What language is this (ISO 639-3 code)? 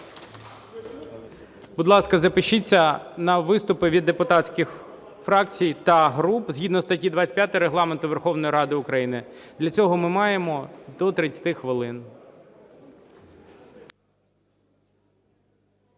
ukr